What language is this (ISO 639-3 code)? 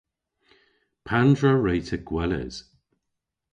cor